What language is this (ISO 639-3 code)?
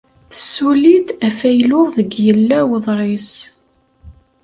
kab